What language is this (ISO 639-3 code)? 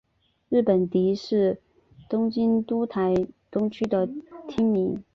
zho